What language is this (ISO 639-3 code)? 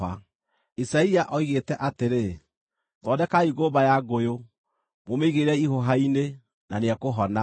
kik